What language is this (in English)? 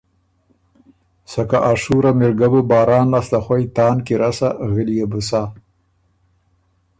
Ormuri